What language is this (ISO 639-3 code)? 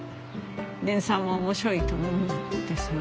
jpn